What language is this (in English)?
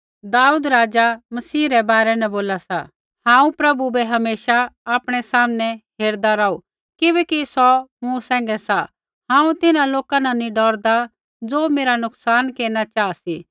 Kullu Pahari